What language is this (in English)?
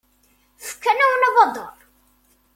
Kabyle